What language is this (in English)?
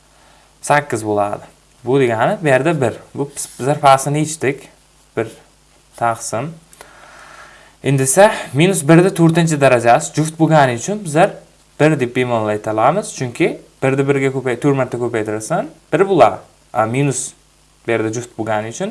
Turkish